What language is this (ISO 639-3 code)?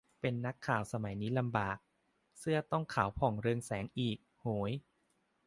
tha